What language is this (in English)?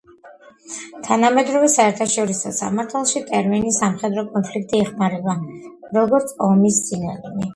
Georgian